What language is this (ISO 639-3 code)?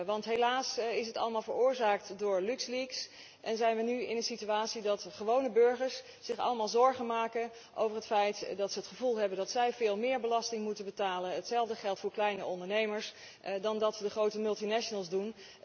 nld